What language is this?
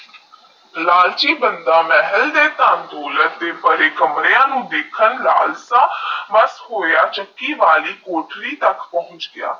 Punjabi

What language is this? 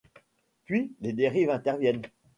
French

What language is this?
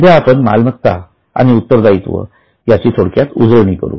Marathi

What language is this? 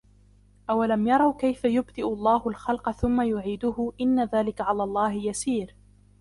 Arabic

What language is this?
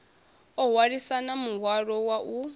Venda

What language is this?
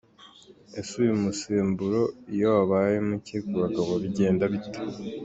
Kinyarwanda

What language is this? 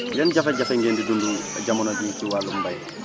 Wolof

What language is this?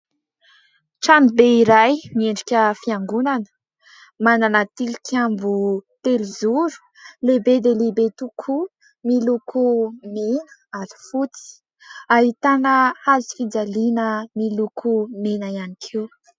Malagasy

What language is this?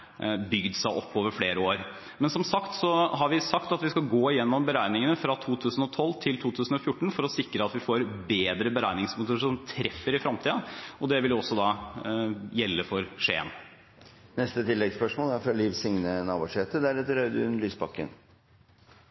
Norwegian Bokmål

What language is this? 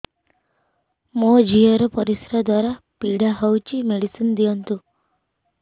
Odia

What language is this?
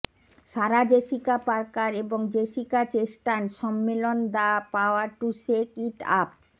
Bangla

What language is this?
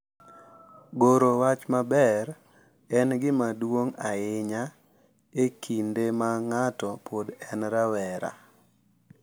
Luo (Kenya and Tanzania)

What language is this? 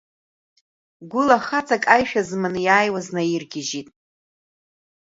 Abkhazian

